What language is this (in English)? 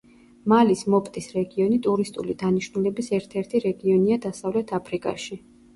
Georgian